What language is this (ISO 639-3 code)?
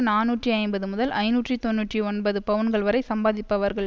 tam